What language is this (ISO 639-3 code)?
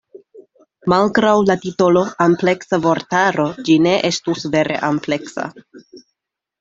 epo